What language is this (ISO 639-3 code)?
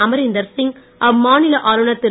tam